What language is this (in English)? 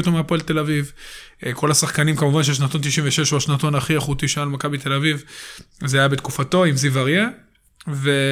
Hebrew